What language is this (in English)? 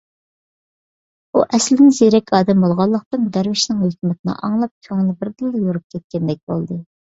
Uyghur